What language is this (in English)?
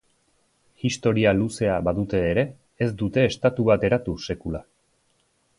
Basque